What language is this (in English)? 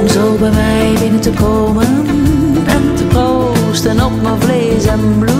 Dutch